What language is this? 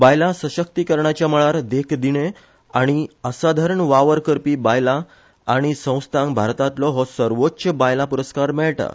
Konkani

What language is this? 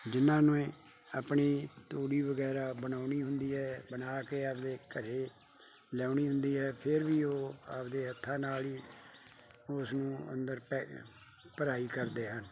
Punjabi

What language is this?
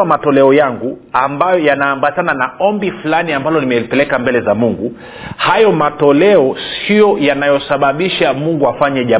Swahili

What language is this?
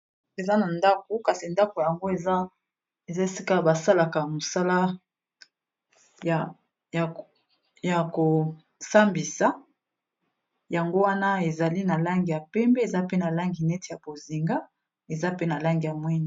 Lingala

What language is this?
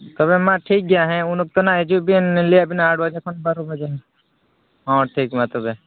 Santali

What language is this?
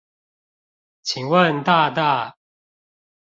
Chinese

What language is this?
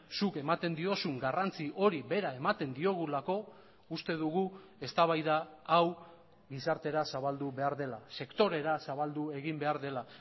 Basque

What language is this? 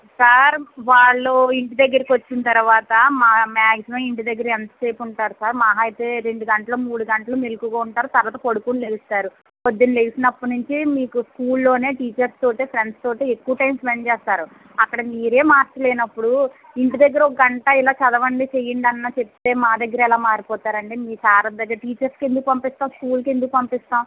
Telugu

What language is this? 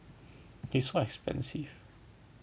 English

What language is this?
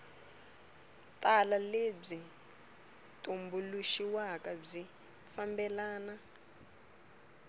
Tsonga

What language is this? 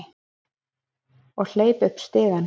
Icelandic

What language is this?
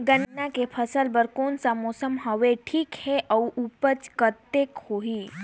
Chhattisgarhi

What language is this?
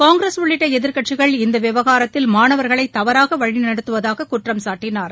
Tamil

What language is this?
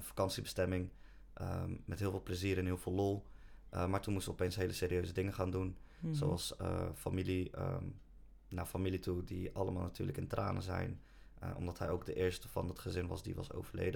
Dutch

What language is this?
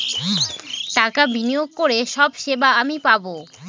Bangla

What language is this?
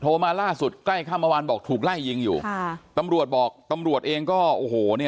Thai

